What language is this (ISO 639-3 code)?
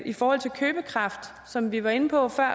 dan